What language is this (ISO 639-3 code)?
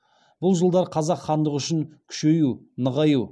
kaz